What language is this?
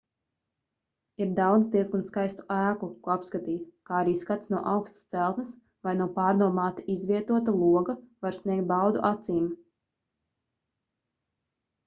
Latvian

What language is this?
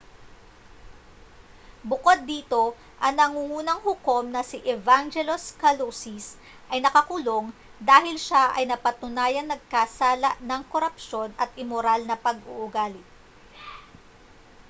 Filipino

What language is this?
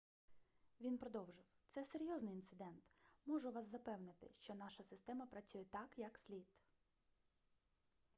Ukrainian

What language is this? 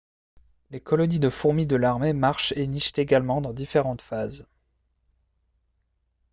French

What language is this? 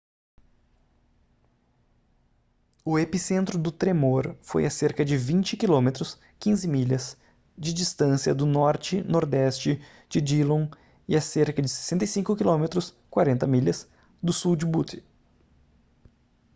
Portuguese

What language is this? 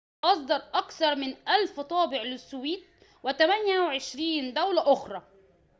Arabic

